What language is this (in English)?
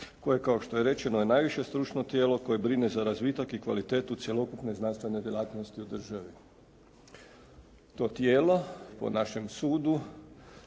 Croatian